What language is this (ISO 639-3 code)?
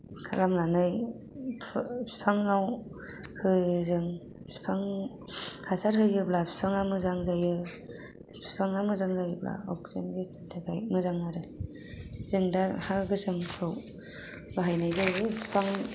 brx